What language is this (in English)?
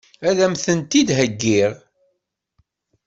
Kabyle